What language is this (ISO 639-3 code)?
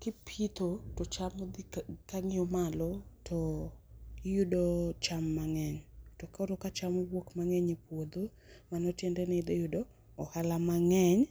luo